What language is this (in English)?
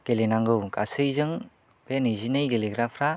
Bodo